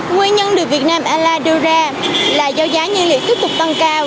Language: Vietnamese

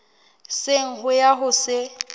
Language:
Southern Sotho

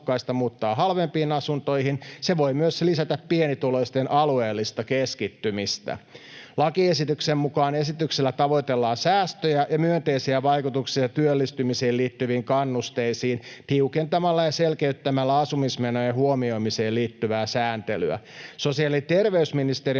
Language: Finnish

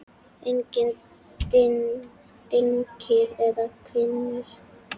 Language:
Icelandic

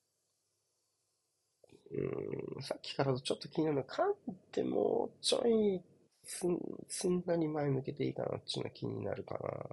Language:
Japanese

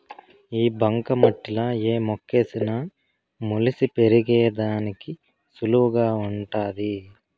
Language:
Telugu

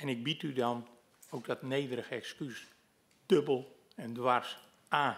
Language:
Dutch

